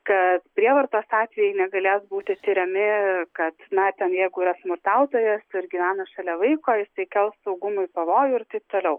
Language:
Lithuanian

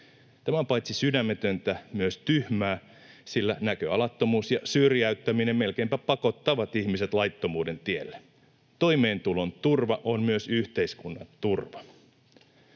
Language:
Finnish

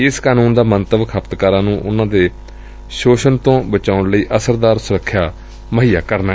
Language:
Punjabi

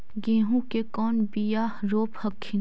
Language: Magahi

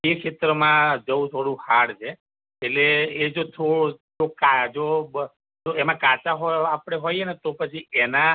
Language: Gujarati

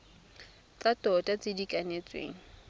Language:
Tswana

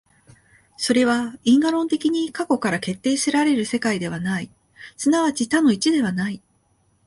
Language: Japanese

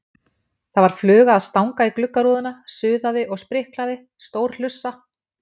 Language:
Icelandic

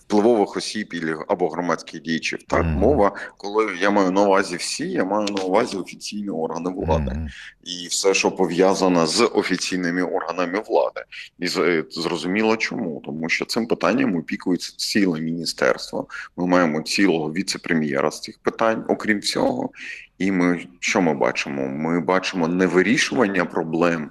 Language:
Ukrainian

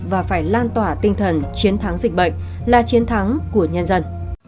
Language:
Vietnamese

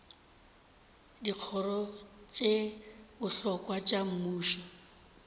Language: Northern Sotho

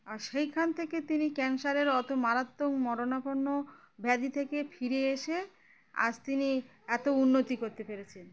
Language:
Bangla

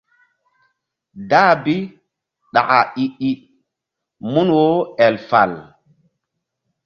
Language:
Mbum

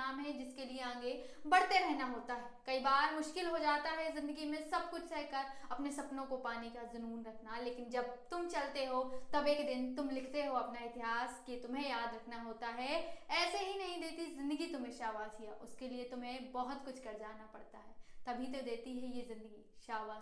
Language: Hindi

